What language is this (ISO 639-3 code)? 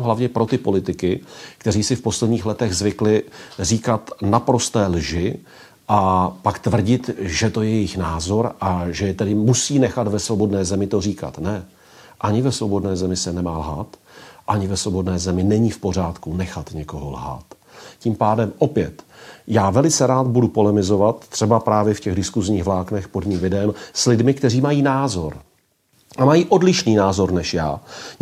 ces